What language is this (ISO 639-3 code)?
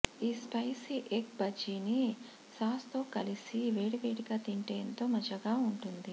tel